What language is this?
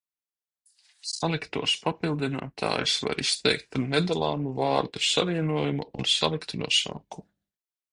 Latvian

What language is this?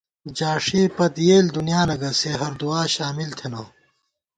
Gawar-Bati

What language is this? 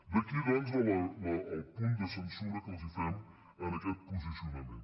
Catalan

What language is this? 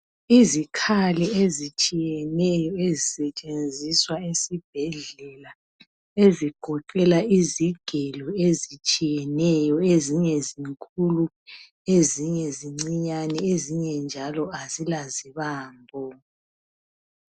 North Ndebele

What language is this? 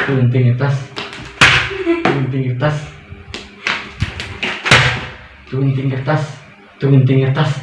Indonesian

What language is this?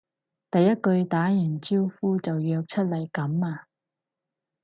Cantonese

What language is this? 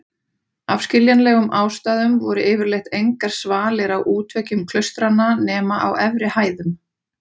Icelandic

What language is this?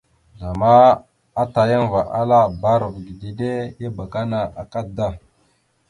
Mada (Cameroon)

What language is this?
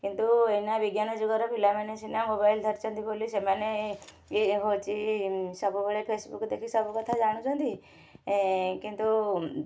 Odia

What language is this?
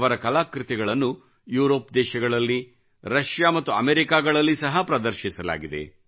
Kannada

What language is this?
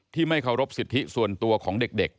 Thai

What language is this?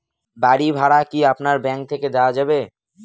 Bangla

